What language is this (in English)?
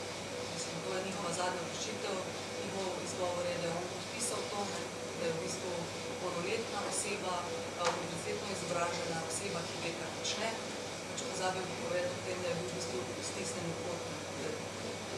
Ukrainian